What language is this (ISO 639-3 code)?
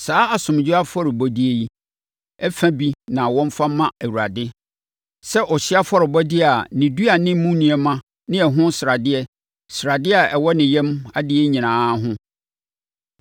aka